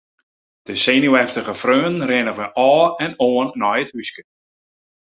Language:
Western Frisian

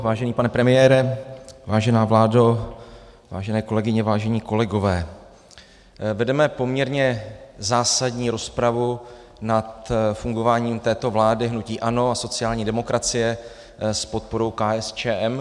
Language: Czech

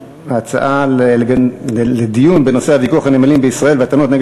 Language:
Hebrew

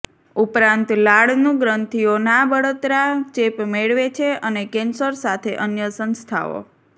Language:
Gujarati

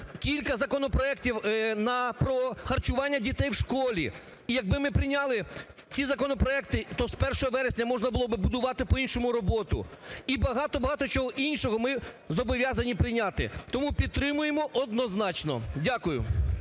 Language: Ukrainian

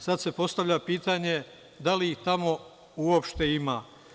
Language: Serbian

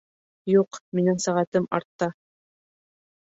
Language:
Bashkir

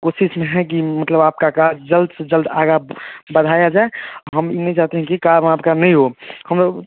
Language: Hindi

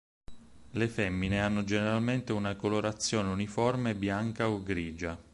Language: Italian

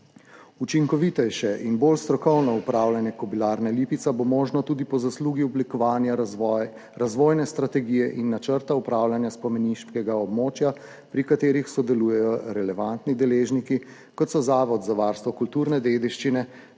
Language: Slovenian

